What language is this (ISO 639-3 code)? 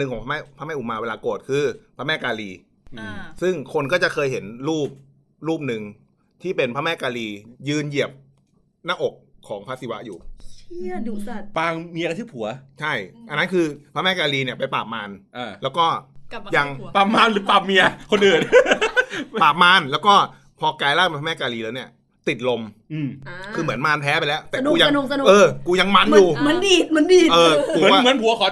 tha